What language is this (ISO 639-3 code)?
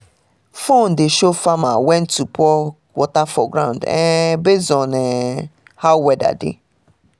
pcm